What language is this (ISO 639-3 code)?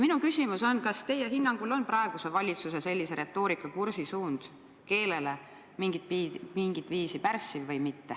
est